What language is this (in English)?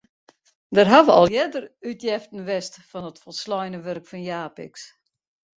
Western Frisian